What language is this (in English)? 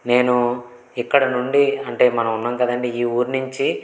Telugu